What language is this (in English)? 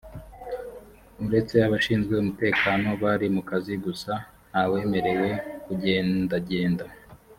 Kinyarwanda